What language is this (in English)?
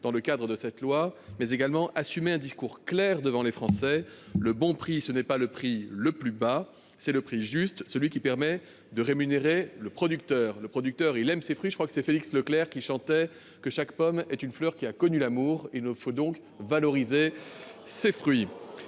French